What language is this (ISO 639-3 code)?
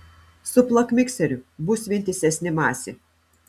lit